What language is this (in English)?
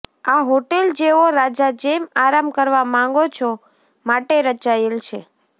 Gujarati